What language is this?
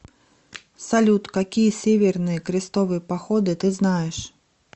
Russian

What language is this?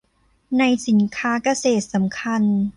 Thai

